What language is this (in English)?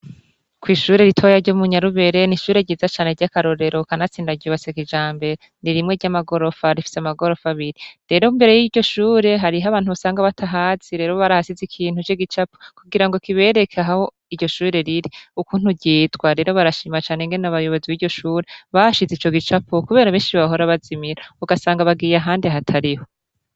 Rundi